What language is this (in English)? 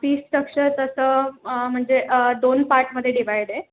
Marathi